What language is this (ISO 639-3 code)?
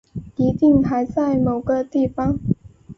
zho